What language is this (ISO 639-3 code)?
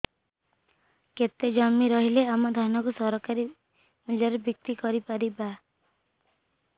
ori